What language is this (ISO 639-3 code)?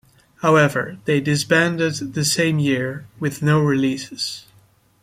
eng